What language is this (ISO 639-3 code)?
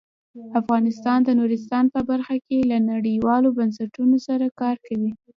pus